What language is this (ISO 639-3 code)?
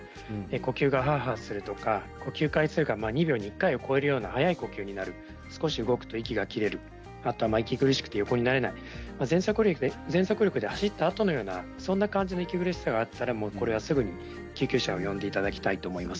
jpn